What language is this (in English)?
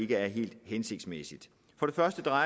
Danish